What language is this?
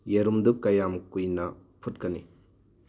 Manipuri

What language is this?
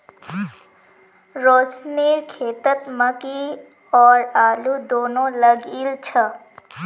Magahi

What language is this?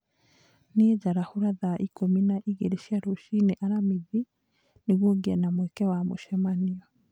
Kikuyu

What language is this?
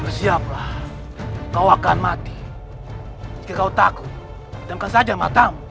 Indonesian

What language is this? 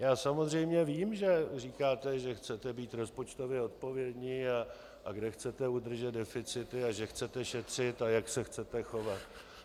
Czech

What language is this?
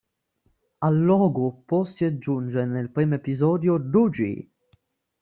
Italian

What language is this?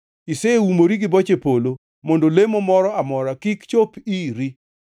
Luo (Kenya and Tanzania)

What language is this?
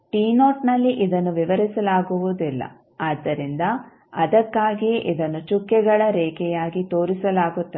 Kannada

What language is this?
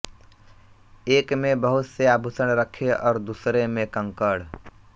Hindi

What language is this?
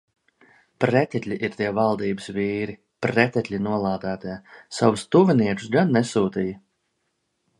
Latvian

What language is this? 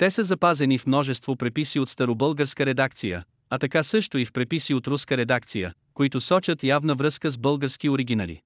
Bulgarian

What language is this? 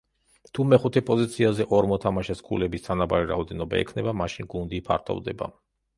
Georgian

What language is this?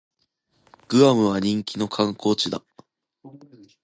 Japanese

